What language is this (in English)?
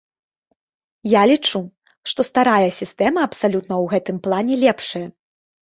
Belarusian